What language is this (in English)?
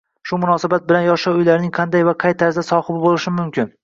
Uzbek